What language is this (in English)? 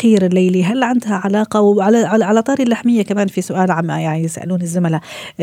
Arabic